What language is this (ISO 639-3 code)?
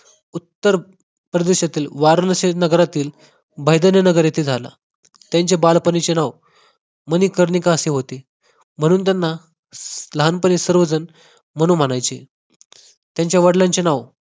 mar